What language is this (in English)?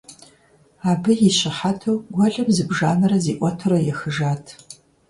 Kabardian